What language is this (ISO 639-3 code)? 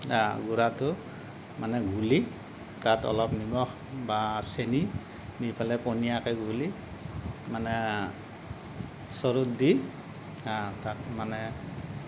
asm